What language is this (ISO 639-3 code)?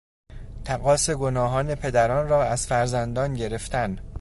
fas